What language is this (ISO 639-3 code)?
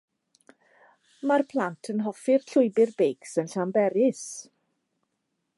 cym